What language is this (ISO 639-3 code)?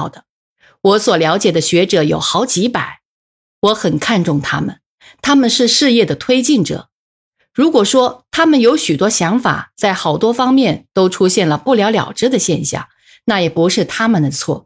zho